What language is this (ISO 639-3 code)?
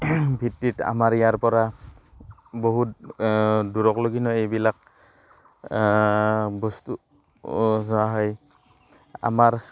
asm